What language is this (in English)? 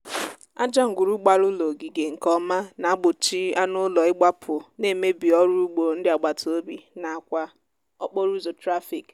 Igbo